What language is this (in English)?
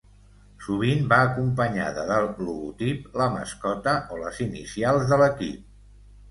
Catalan